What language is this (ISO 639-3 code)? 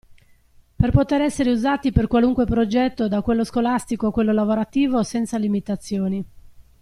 ita